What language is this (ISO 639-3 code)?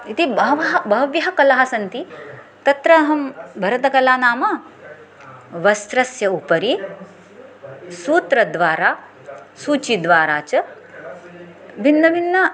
san